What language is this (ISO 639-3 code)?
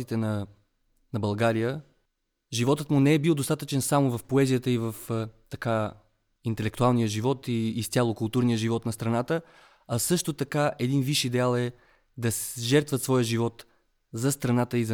bul